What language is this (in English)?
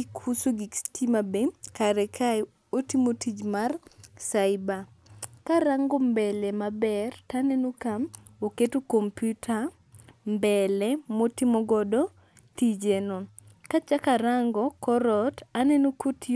Luo (Kenya and Tanzania)